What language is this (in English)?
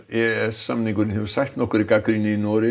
Icelandic